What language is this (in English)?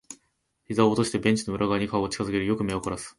Japanese